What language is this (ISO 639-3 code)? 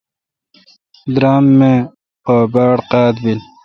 xka